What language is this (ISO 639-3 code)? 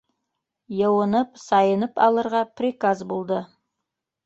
bak